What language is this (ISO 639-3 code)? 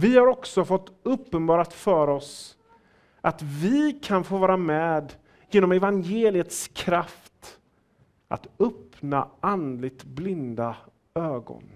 swe